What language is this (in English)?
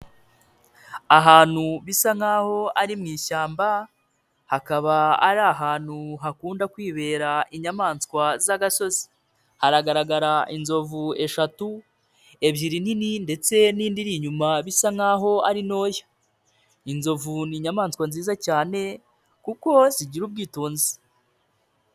Kinyarwanda